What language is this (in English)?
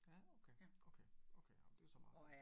Danish